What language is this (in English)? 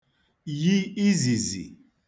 Igbo